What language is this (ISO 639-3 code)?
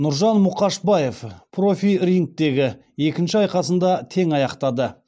kaz